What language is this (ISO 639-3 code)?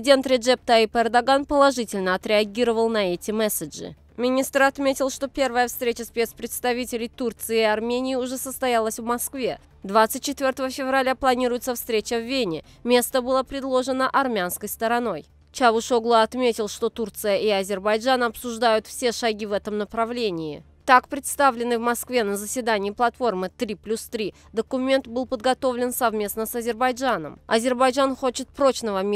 rus